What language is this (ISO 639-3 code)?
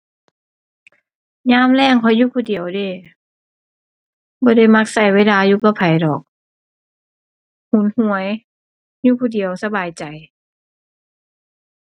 tha